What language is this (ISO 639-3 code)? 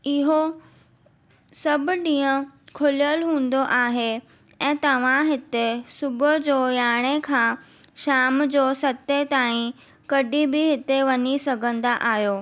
snd